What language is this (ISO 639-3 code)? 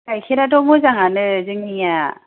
brx